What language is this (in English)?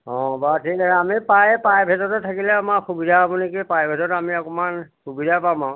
Assamese